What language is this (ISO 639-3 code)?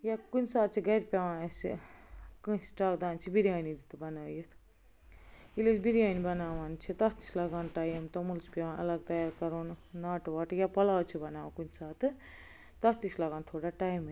kas